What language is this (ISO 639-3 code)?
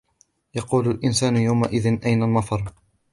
ara